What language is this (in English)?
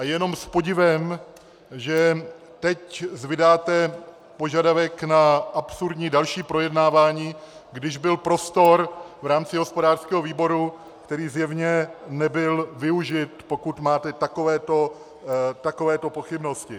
Czech